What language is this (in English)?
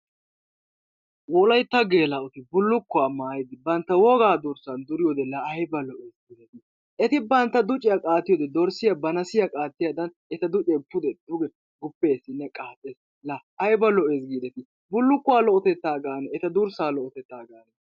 Wolaytta